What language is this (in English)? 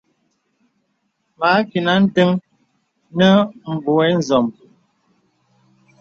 Bebele